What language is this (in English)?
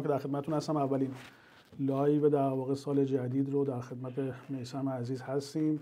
Persian